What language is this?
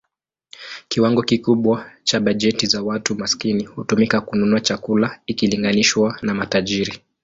Swahili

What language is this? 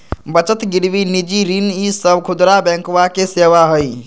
Magahi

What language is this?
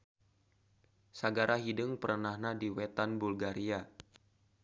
Sundanese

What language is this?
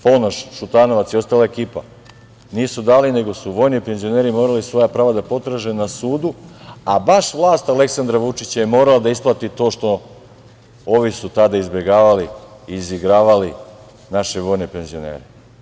Serbian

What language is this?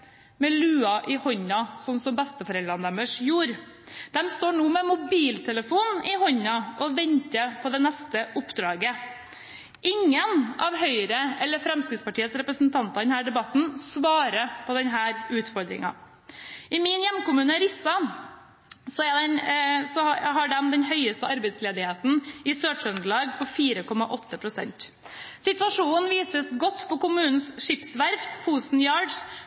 Norwegian Bokmål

